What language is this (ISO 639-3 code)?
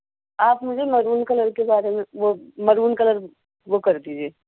urd